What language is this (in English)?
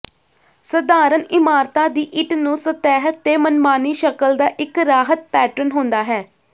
Punjabi